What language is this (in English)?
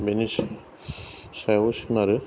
Bodo